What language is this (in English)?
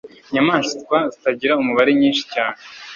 Kinyarwanda